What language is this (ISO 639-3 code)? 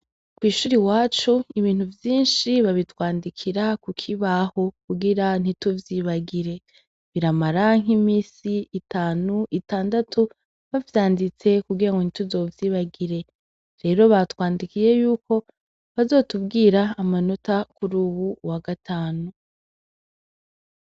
run